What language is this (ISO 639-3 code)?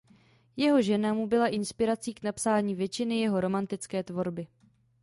ces